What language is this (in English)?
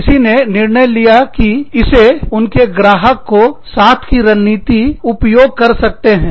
Hindi